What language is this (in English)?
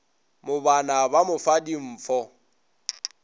Northern Sotho